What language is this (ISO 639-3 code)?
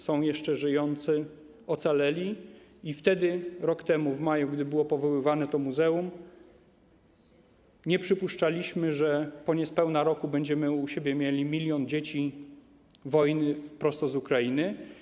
pol